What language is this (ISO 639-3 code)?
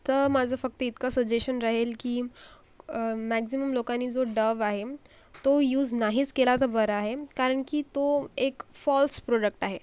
mar